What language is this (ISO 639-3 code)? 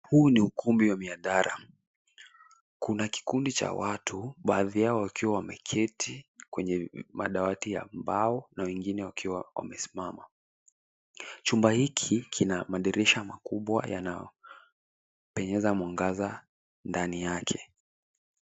swa